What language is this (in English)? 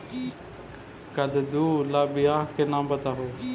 Magahi